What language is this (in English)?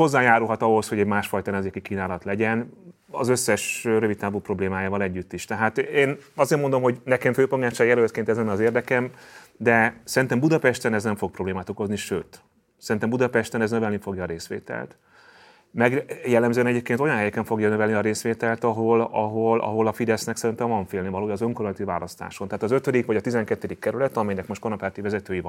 Hungarian